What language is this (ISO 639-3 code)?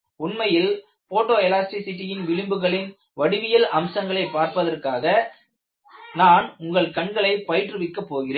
tam